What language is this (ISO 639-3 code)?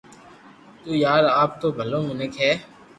lrk